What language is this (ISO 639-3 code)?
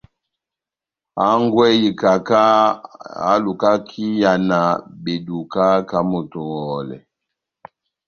bnm